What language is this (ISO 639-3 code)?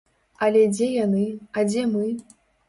bel